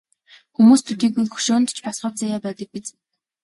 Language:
Mongolian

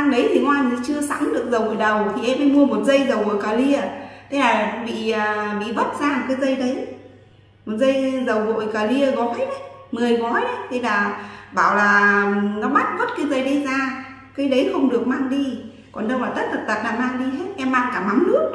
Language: Vietnamese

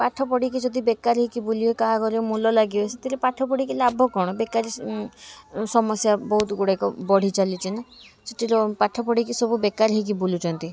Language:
Odia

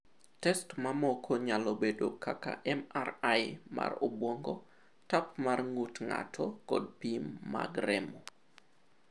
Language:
Luo (Kenya and Tanzania)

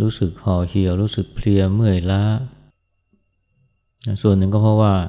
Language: Thai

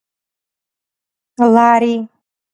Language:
Georgian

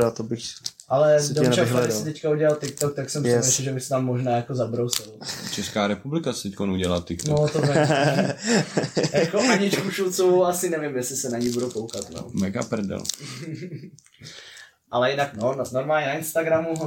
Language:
Czech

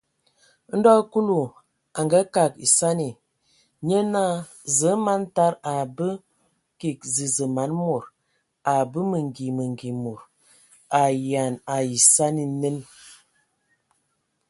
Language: Ewondo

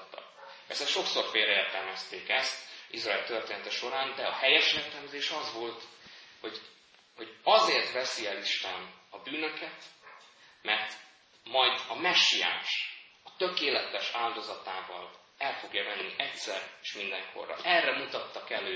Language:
Hungarian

